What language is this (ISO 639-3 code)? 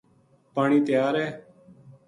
gju